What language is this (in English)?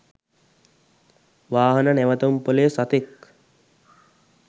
Sinhala